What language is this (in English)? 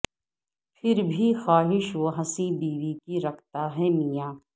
Urdu